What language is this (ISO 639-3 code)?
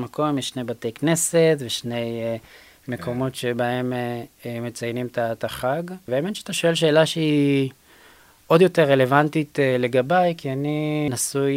heb